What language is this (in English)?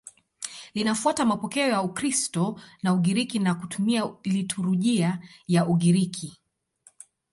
Swahili